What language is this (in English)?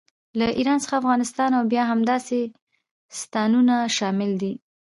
Pashto